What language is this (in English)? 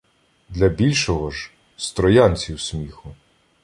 Ukrainian